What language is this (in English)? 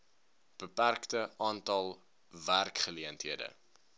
Afrikaans